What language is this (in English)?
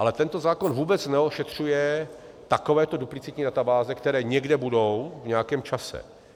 Czech